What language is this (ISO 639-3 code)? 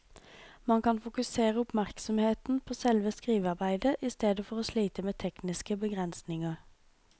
nor